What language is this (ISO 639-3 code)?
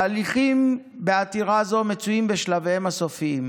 heb